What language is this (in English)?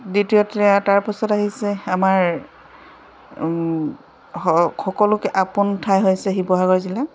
Assamese